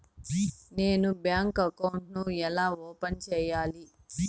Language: Telugu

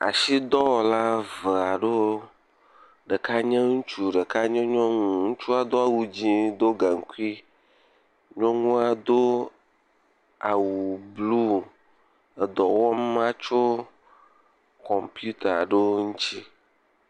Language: Ewe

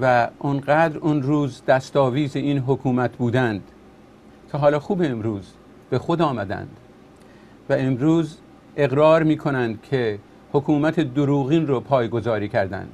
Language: Persian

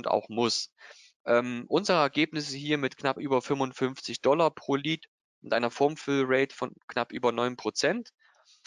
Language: German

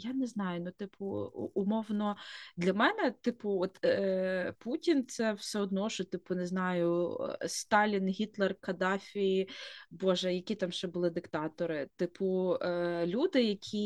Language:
Ukrainian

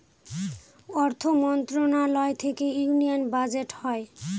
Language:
Bangla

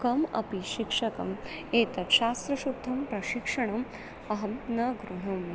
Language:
Sanskrit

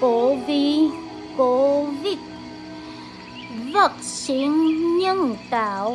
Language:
Vietnamese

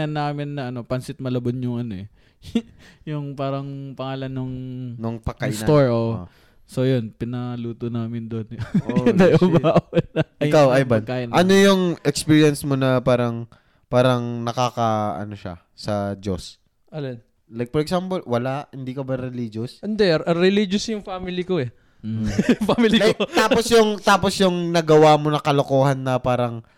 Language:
Filipino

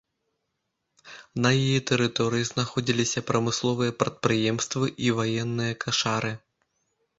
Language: Belarusian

